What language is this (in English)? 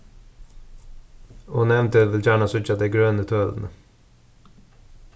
Faroese